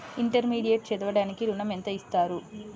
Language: Telugu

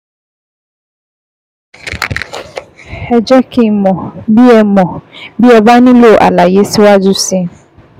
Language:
Yoruba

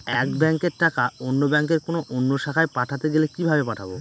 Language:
Bangla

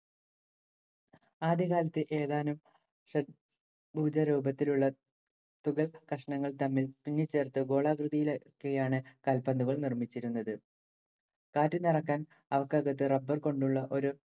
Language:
Malayalam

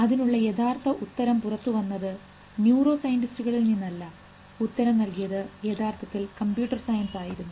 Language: Malayalam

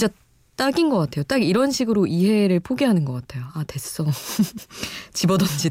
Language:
Korean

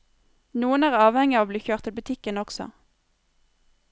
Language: Norwegian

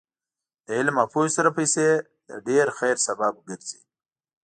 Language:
Pashto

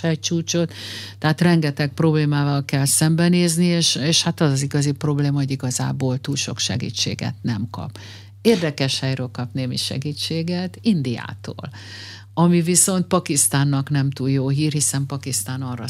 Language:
Hungarian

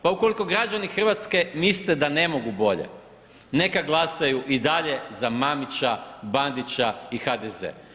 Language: Croatian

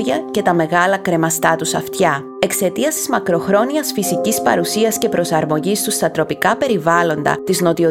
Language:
Greek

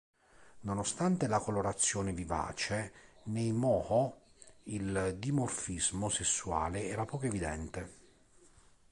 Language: Italian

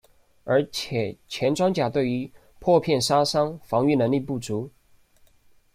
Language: Chinese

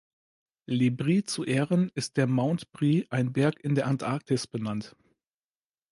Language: German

